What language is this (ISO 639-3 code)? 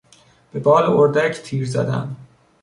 fas